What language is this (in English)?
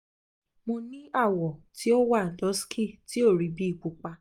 Yoruba